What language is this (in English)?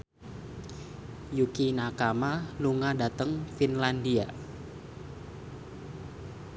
Javanese